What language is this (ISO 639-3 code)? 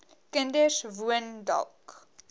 afr